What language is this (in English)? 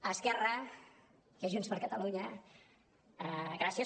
Catalan